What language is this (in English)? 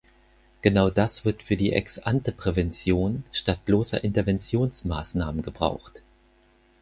German